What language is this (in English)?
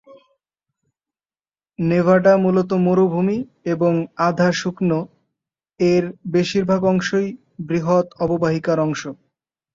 Bangla